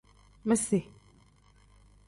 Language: Tem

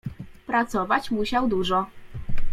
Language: Polish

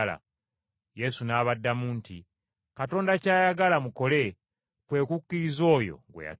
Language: Ganda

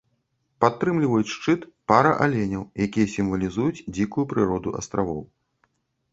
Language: Belarusian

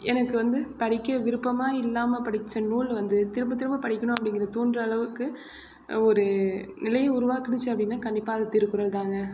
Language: Tamil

